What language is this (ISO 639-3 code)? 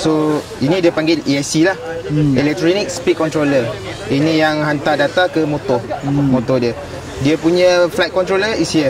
msa